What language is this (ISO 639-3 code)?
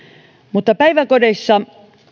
fin